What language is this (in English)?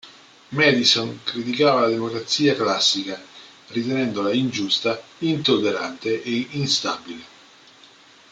Italian